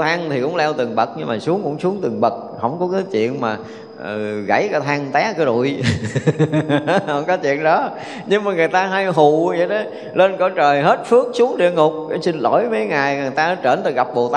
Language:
Vietnamese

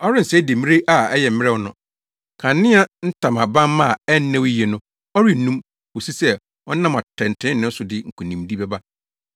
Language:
Akan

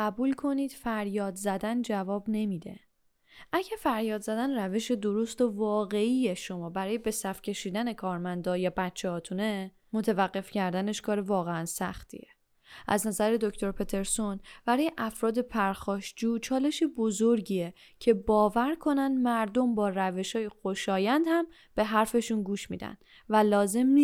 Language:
Persian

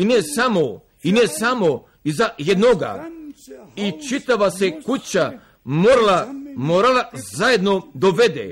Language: Croatian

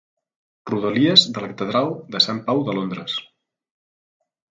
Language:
Catalan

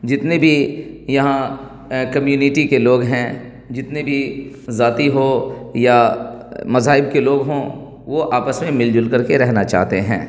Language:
Urdu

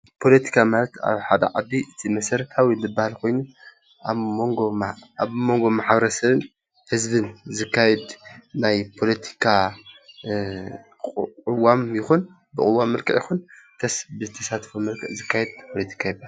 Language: Tigrinya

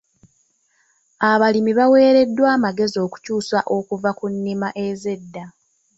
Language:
Ganda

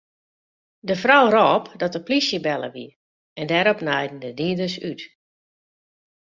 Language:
Western Frisian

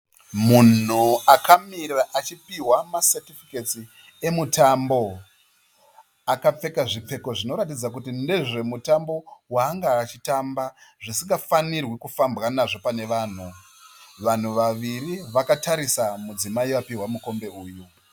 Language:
Shona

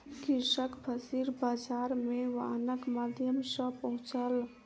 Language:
Maithili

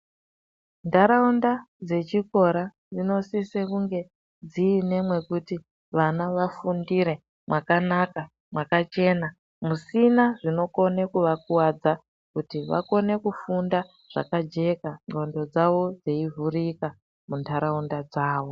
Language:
Ndau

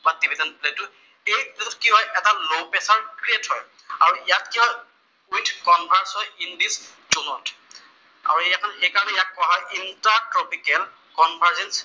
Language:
Assamese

